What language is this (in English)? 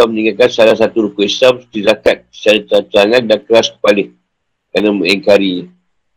Malay